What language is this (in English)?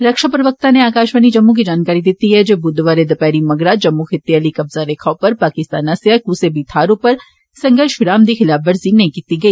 Dogri